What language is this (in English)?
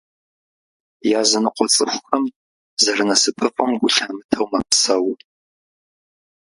Kabardian